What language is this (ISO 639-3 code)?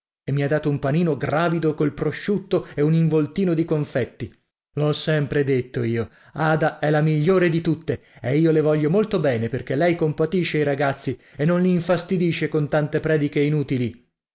ita